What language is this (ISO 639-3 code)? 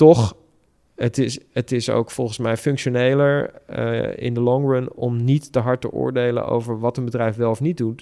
nld